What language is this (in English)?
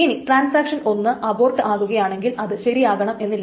Malayalam